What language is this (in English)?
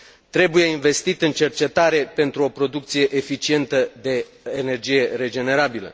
Romanian